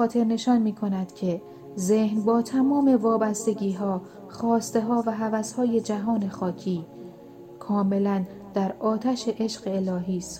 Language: Persian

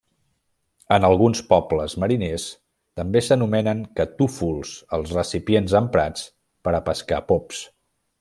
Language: Catalan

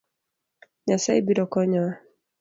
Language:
Luo (Kenya and Tanzania)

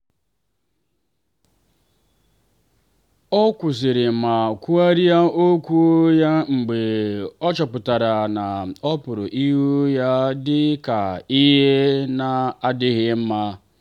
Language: Igbo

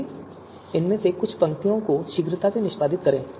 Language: Hindi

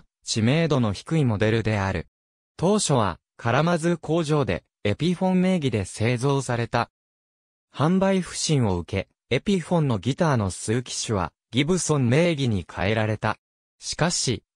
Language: Japanese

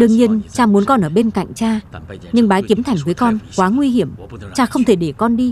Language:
Vietnamese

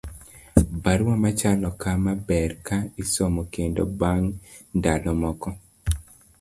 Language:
Luo (Kenya and Tanzania)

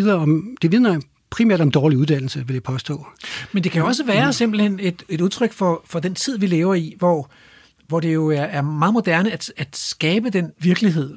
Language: Danish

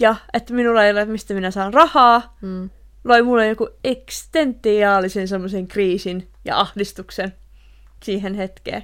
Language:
Finnish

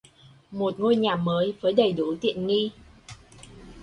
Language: Vietnamese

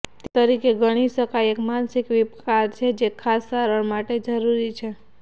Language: Gujarati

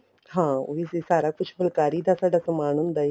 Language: Punjabi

